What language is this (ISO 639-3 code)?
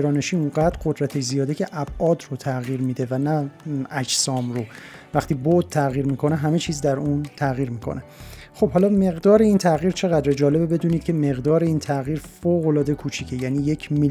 fas